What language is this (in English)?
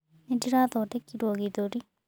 Kikuyu